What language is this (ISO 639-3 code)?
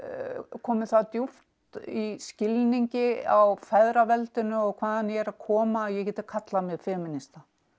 isl